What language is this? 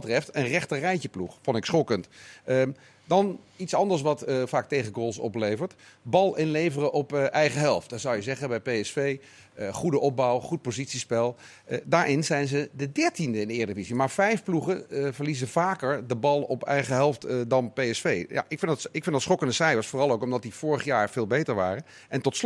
Dutch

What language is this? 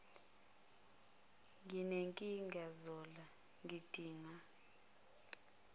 Zulu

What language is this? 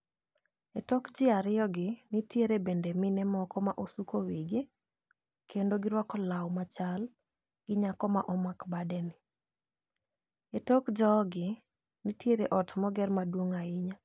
Luo (Kenya and Tanzania)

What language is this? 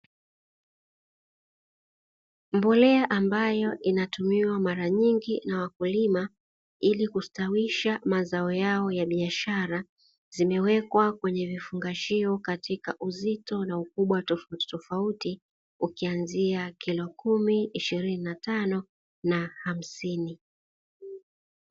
Swahili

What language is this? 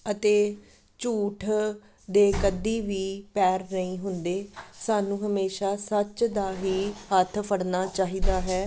Punjabi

